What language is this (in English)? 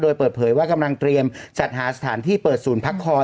Thai